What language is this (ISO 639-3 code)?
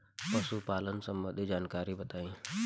bho